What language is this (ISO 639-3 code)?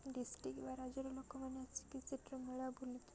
ori